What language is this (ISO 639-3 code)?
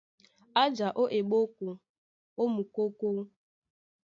dua